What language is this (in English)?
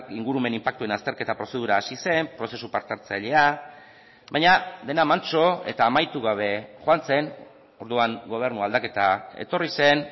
Basque